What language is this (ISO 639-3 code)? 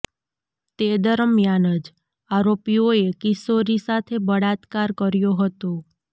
guj